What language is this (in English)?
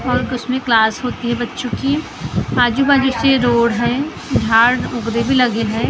Hindi